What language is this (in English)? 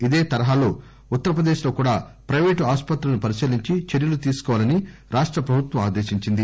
Telugu